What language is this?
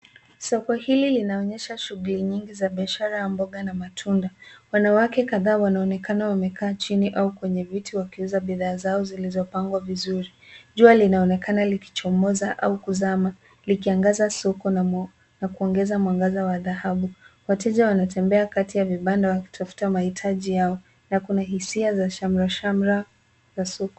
Swahili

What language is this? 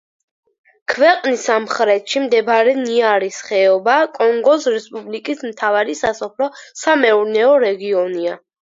Georgian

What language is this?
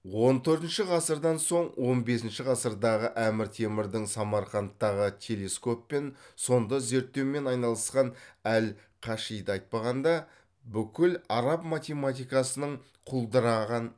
Kazakh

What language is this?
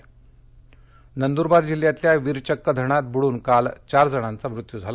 Marathi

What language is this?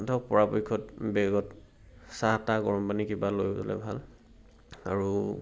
Assamese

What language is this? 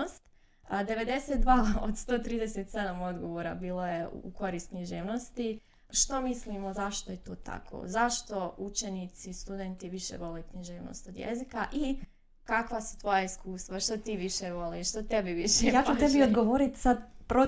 Croatian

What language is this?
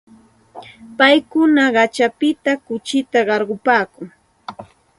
Santa Ana de Tusi Pasco Quechua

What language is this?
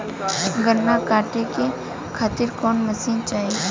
Bhojpuri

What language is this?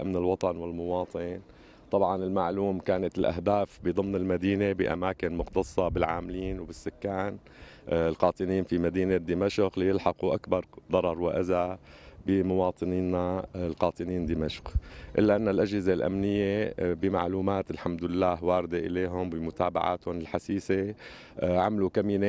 Arabic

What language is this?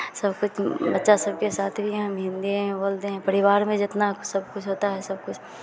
Hindi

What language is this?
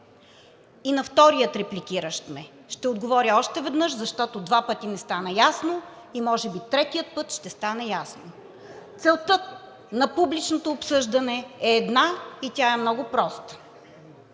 Bulgarian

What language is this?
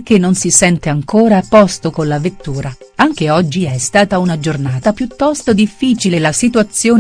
Italian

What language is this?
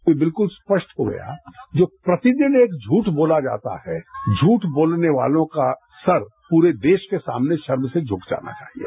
Hindi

